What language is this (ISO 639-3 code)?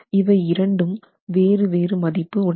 tam